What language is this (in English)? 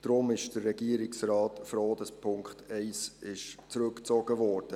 Swiss German